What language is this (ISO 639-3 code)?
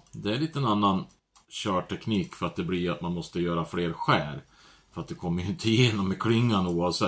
swe